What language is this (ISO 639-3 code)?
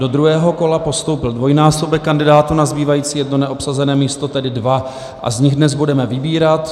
ces